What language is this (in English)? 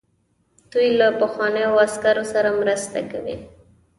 Pashto